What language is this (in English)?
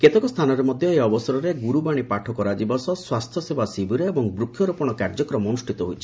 Odia